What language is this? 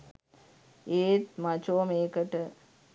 Sinhala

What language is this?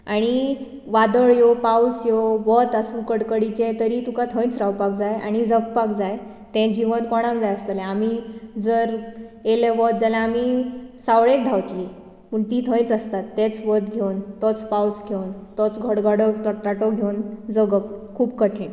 Konkani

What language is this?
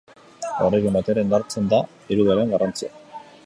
Basque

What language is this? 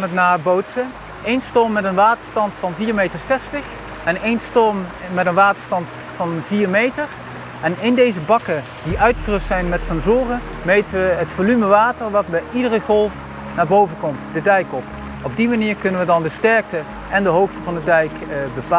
Dutch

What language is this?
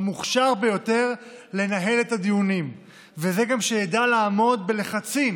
Hebrew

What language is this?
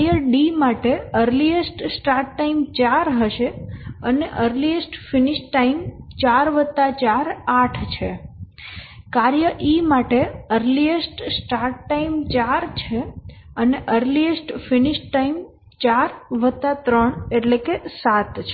Gujarati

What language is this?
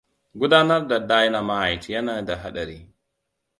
Hausa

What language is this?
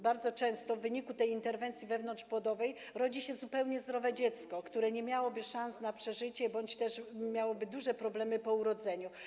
Polish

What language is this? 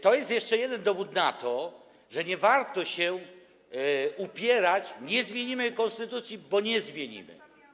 Polish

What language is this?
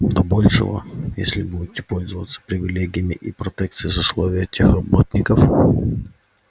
Russian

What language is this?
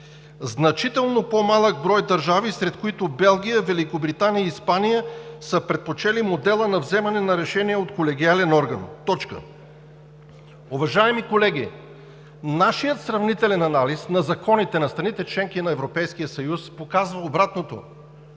Bulgarian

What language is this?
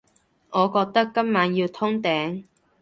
Cantonese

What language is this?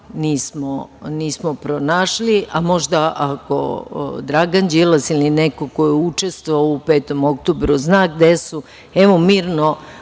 Serbian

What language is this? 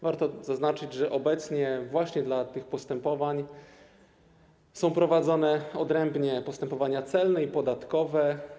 Polish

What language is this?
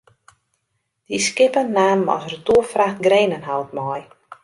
Western Frisian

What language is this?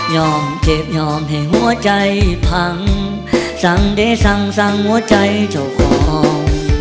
Thai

